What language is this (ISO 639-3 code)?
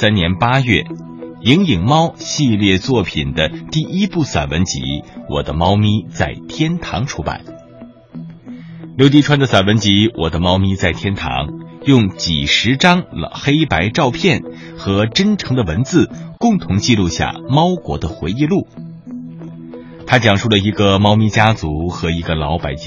zho